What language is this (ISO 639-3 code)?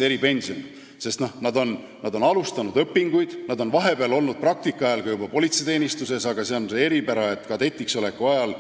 est